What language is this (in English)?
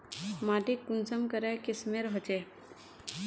Magahi